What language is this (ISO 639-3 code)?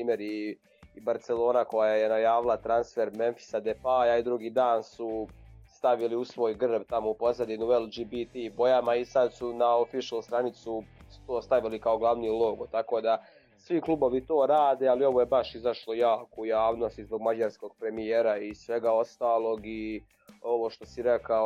hrv